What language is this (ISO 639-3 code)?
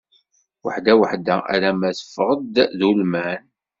kab